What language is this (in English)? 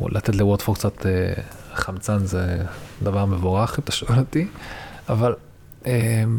Hebrew